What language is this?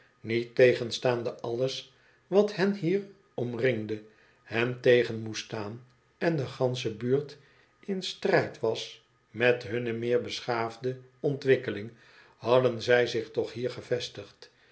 Dutch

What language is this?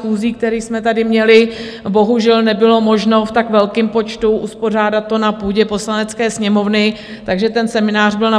Czech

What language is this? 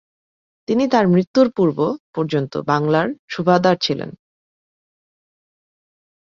Bangla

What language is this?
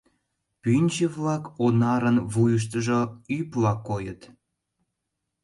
Mari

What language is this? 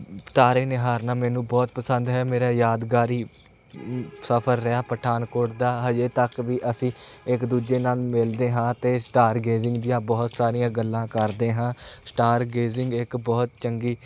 Punjabi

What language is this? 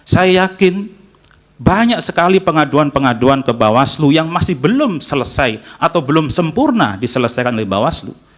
Indonesian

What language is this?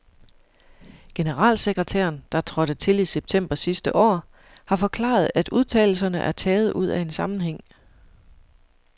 Danish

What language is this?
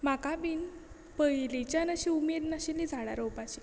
Konkani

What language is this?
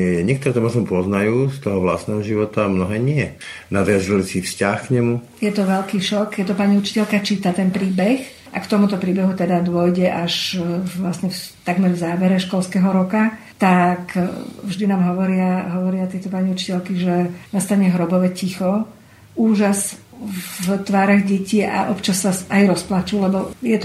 Slovak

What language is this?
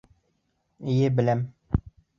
Bashkir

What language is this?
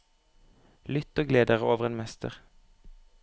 Norwegian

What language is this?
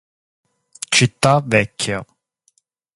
Italian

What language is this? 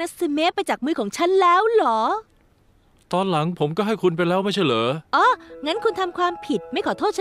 Thai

